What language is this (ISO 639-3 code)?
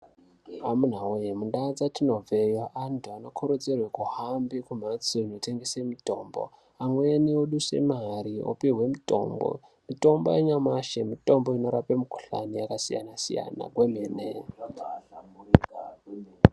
ndc